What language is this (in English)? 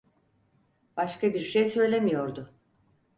Turkish